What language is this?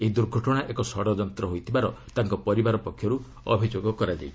Odia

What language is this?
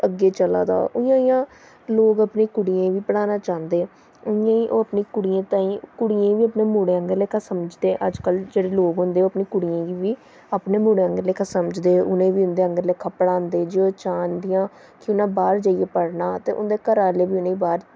Dogri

